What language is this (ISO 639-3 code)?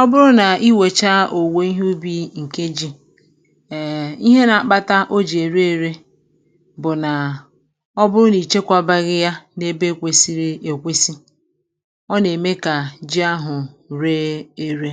ibo